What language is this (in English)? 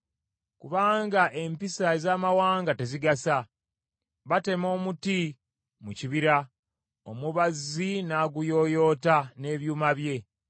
Ganda